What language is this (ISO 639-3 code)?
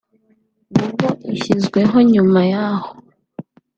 kin